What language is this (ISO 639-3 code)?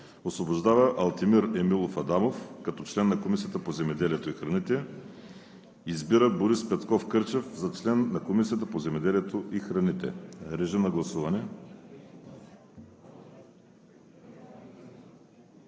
bul